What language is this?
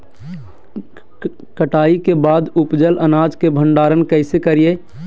Magahi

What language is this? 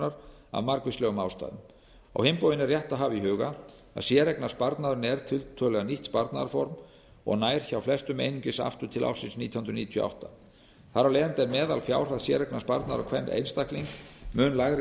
Icelandic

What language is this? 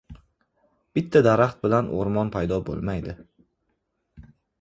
Uzbek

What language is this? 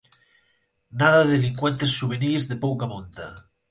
Galician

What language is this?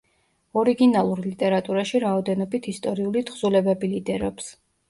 Georgian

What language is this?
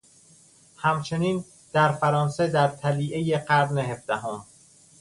Persian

